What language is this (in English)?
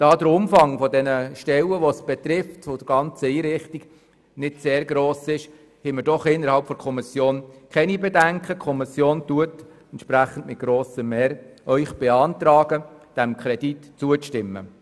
Swiss German